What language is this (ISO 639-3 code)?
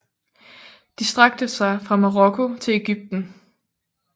dan